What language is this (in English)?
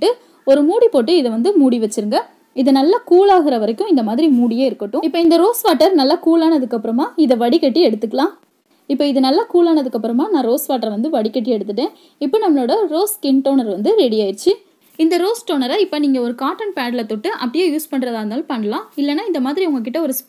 Hindi